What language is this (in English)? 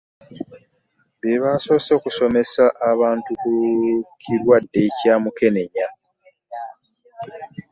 Ganda